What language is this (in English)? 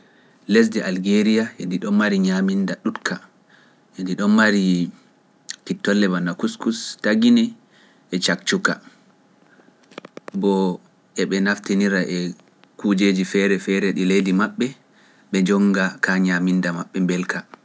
Pular